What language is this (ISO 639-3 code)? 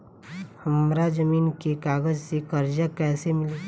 bho